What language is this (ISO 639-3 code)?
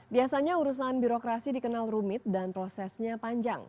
ind